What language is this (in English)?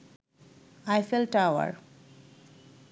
Bangla